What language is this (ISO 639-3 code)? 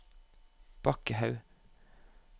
nor